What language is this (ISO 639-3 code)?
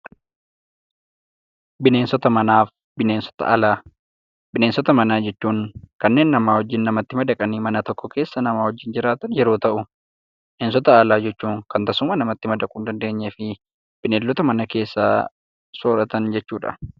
orm